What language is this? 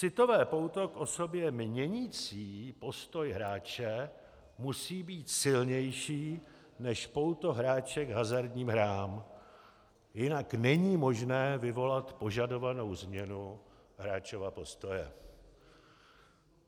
Czech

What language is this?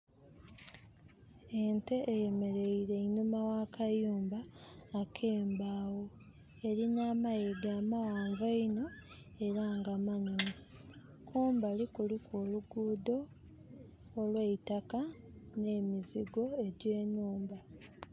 Soga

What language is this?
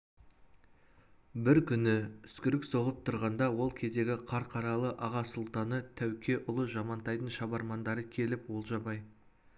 Kazakh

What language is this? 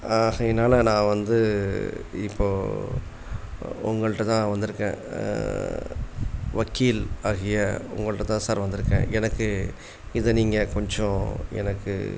Tamil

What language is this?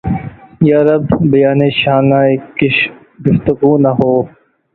Urdu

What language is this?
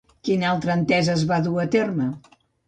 Catalan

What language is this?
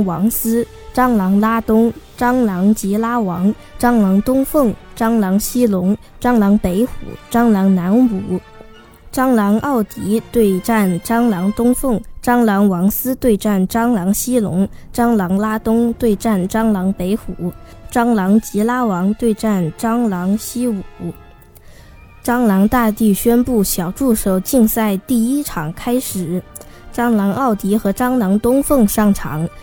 Chinese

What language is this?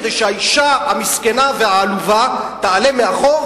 Hebrew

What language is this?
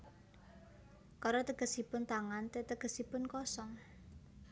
Javanese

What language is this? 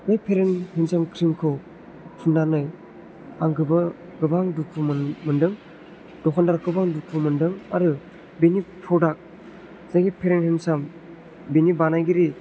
Bodo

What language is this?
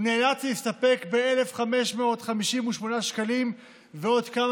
Hebrew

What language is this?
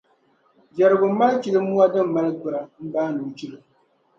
Dagbani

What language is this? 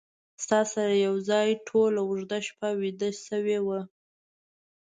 Pashto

